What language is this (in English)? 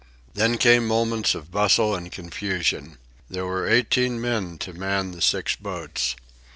English